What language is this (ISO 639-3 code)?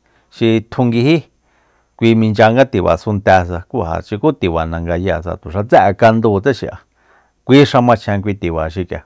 vmp